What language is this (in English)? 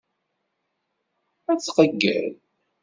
Kabyle